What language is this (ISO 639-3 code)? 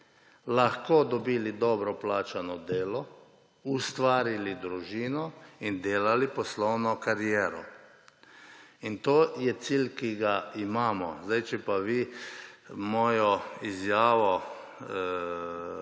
slv